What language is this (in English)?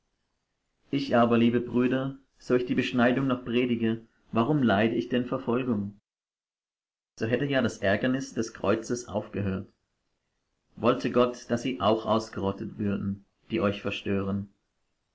German